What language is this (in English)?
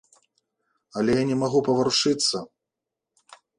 Belarusian